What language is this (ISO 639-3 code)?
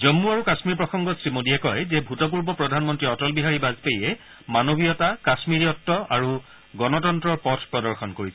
asm